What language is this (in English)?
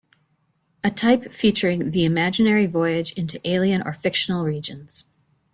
English